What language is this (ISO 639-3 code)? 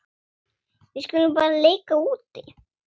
isl